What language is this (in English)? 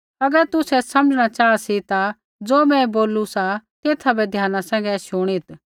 Kullu Pahari